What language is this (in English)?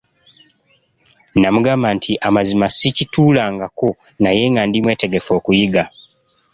Ganda